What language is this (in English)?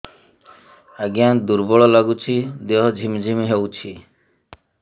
Odia